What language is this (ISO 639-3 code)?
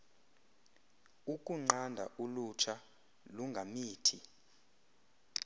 xho